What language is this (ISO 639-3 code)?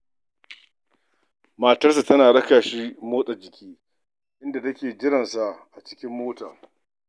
hau